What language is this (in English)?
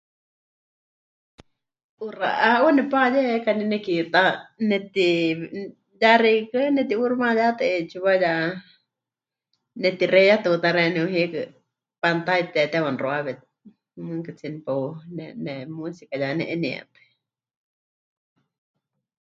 Huichol